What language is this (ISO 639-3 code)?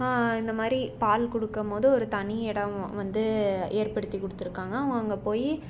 tam